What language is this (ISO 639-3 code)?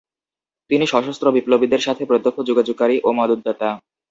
ben